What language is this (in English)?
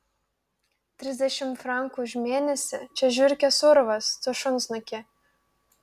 Lithuanian